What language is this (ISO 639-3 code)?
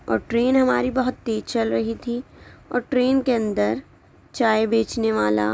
urd